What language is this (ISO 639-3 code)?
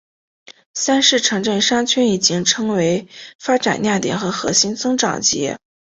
zho